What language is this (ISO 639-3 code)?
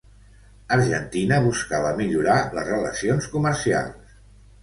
cat